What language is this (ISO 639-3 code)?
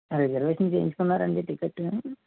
tel